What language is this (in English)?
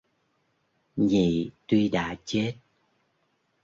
Vietnamese